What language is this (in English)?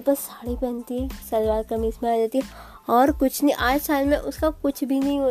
Hindi